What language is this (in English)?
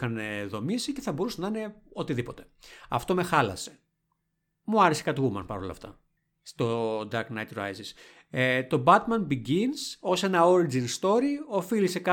Greek